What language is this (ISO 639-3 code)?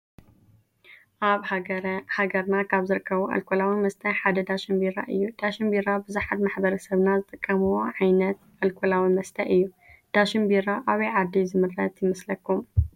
tir